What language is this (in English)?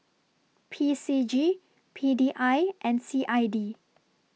English